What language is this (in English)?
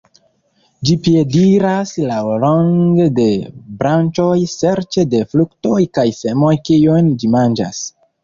Esperanto